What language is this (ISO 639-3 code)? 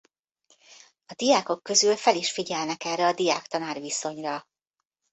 hun